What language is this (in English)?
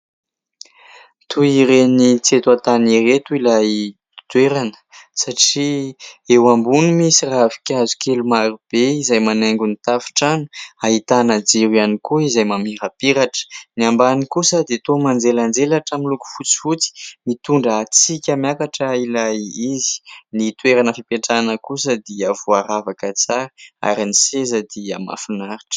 Malagasy